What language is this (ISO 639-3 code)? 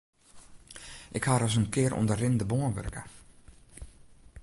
fry